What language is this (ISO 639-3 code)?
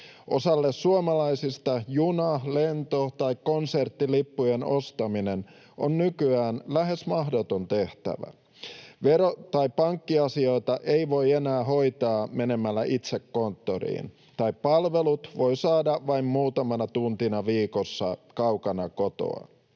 fin